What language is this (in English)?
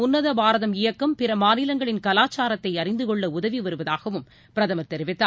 Tamil